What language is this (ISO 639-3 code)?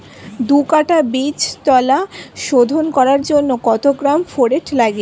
ben